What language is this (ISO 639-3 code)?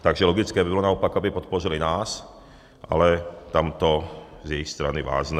ces